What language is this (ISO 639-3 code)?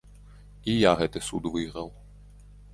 bel